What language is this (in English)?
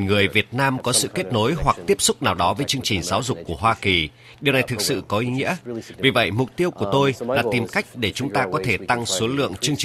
Vietnamese